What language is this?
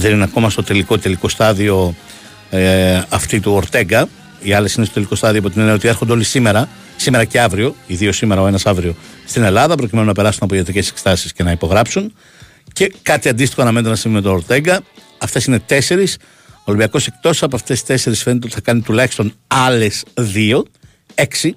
Greek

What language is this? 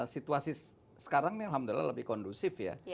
Indonesian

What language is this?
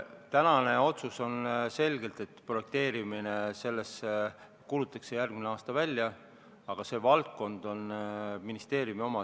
Estonian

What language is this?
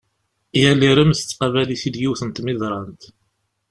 Kabyle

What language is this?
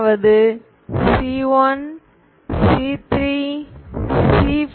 Tamil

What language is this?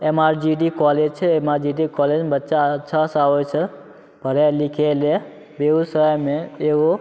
Maithili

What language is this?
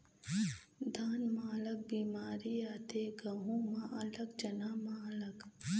Chhattisgarhi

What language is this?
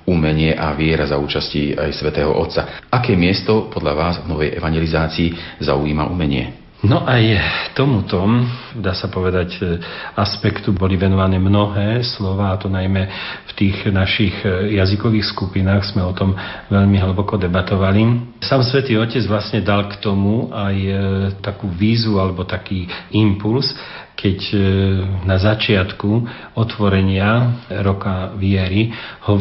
Slovak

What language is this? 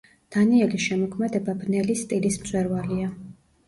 Georgian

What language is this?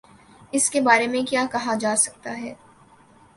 Urdu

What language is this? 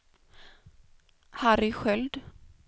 Swedish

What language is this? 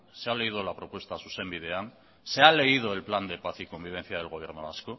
Spanish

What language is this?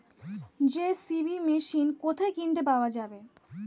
Bangla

